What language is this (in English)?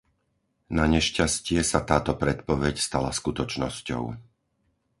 Slovak